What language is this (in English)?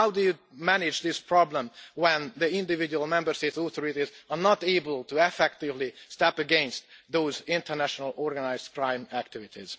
English